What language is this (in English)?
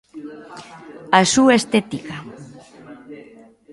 Galician